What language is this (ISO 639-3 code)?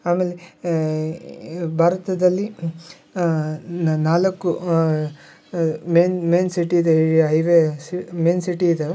kan